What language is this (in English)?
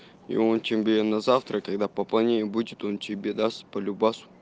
Russian